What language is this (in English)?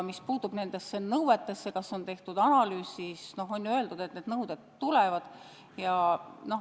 Estonian